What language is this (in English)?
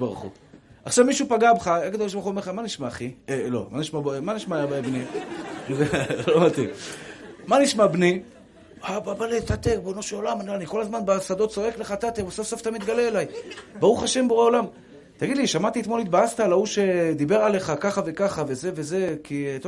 Hebrew